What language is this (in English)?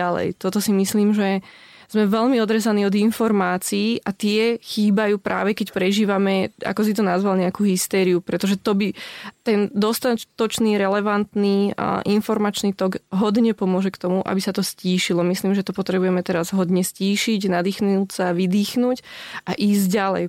Slovak